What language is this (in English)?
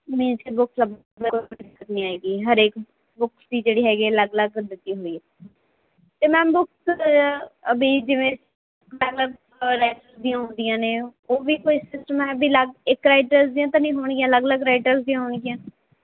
Punjabi